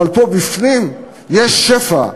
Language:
Hebrew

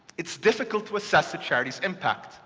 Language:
English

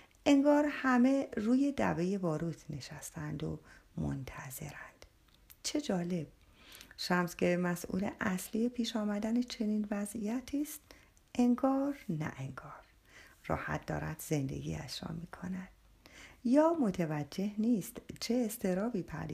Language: Persian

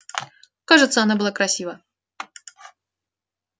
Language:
Russian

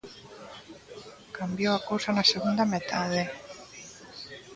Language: Galician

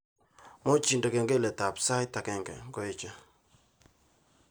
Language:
Kalenjin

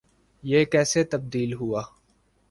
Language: Urdu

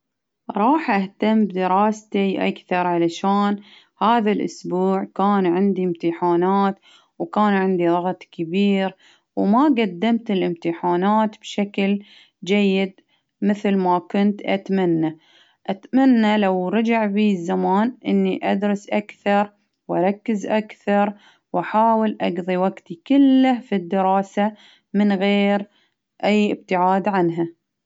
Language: Baharna Arabic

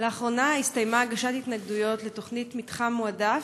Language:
Hebrew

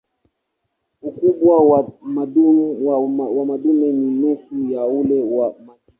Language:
Swahili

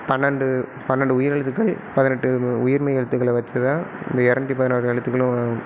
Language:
Tamil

